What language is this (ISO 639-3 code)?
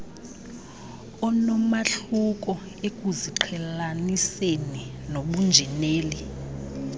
xho